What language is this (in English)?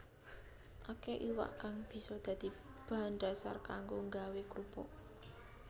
Javanese